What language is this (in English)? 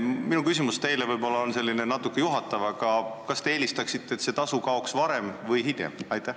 Estonian